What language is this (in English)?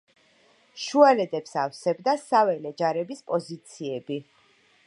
Georgian